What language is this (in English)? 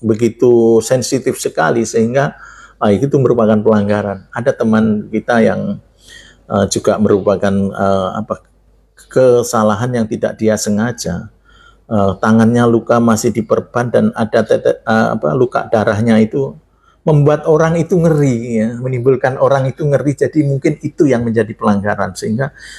Indonesian